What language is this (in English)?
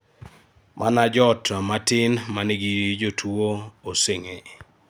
Luo (Kenya and Tanzania)